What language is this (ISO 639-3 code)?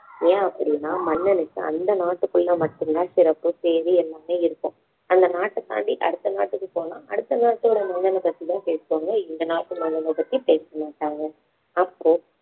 tam